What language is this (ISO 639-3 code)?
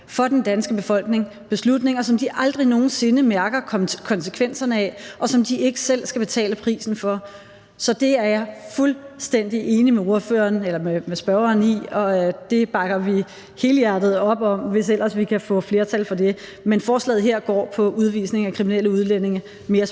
dan